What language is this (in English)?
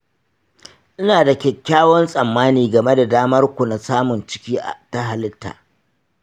Hausa